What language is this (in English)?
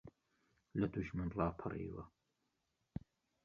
Central Kurdish